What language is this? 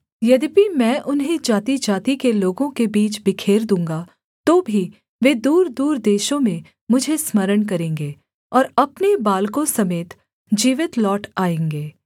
Hindi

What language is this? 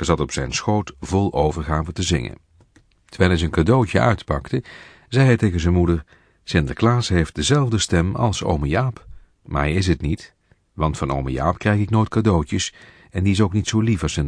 Dutch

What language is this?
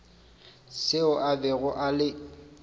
Northern Sotho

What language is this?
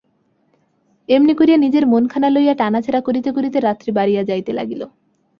Bangla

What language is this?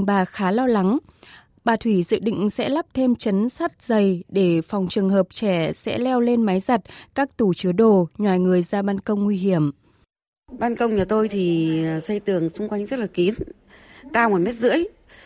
Vietnamese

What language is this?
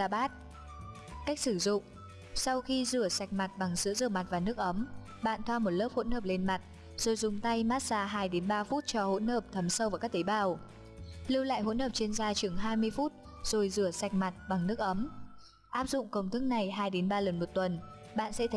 Vietnamese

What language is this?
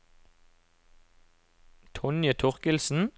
Norwegian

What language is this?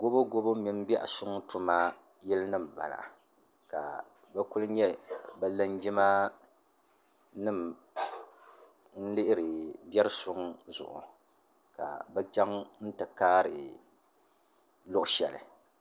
Dagbani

